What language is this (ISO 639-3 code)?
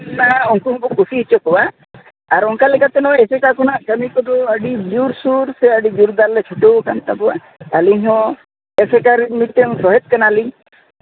sat